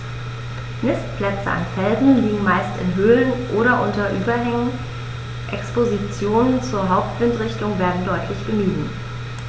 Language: German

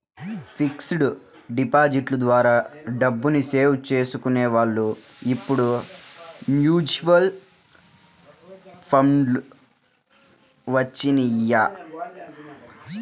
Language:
Telugu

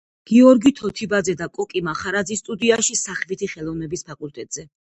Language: Georgian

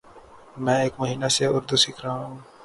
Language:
Urdu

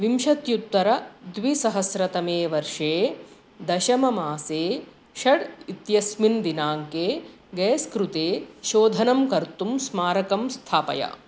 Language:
Sanskrit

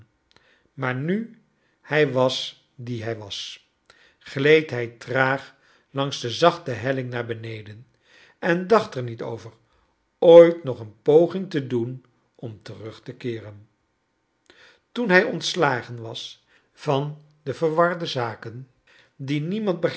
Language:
Dutch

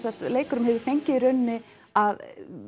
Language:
Icelandic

